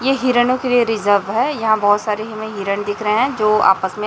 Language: Hindi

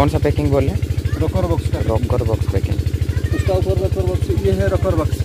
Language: Hindi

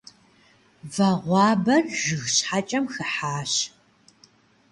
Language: Kabardian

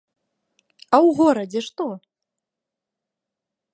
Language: Belarusian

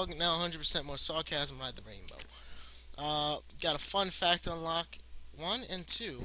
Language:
English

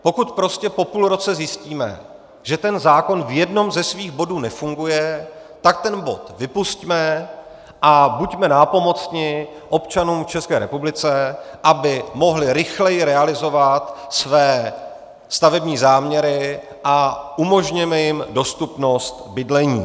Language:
Czech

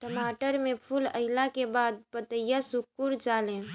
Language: Bhojpuri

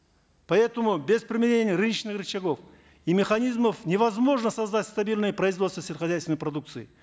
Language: Kazakh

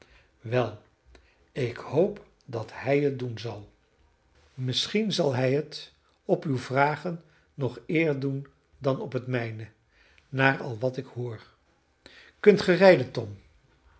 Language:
Dutch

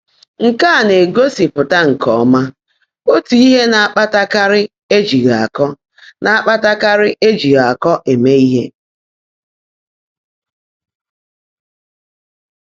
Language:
Igbo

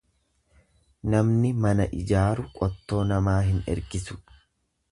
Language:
Oromo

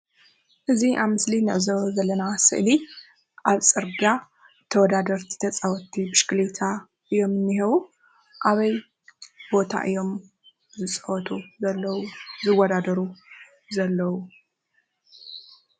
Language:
Tigrinya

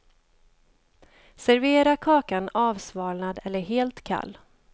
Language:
Swedish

